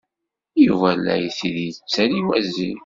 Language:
Kabyle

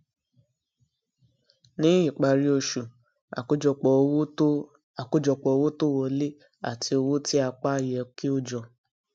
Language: Yoruba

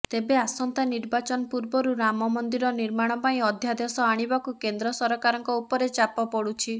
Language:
Odia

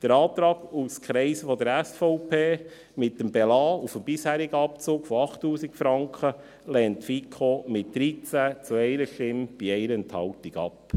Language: Swiss German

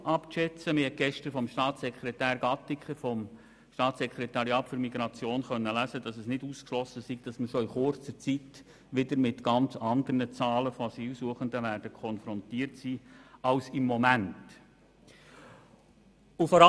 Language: Swiss German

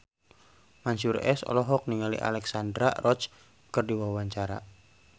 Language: Sundanese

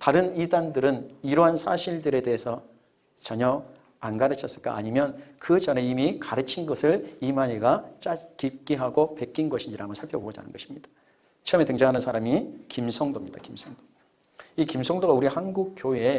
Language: Korean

